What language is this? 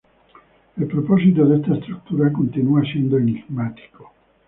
Spanish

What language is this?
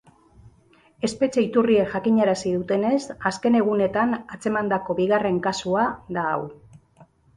Basque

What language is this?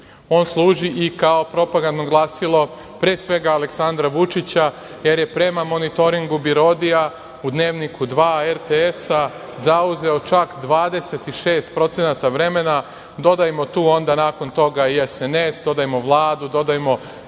Serbian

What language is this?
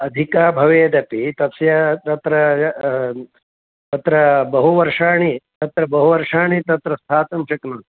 Sanskrit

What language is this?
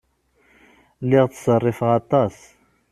Kabyle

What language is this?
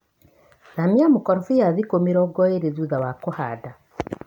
Kikuyu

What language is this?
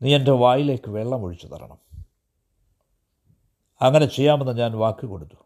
Malayalam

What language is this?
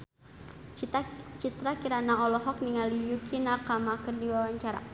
Sundanese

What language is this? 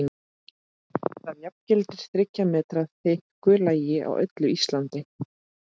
Icelandic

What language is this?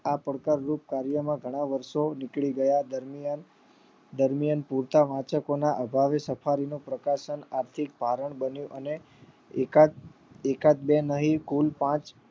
Gujarati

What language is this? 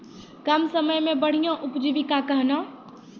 Maithili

